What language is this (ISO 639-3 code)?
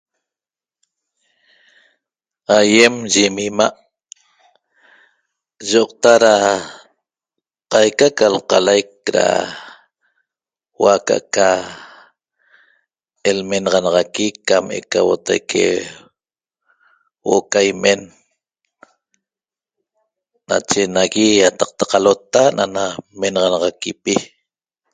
tob